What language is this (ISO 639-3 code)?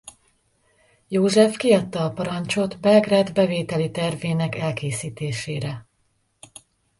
hun